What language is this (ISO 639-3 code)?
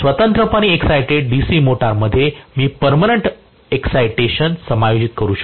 mar